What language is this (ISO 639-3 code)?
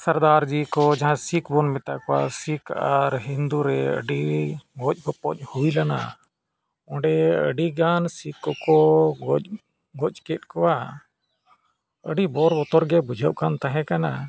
sat